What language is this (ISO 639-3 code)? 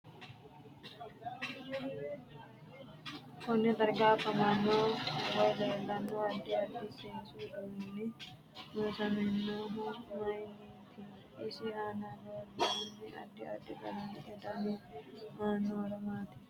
sid